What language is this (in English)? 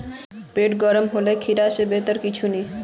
Magahi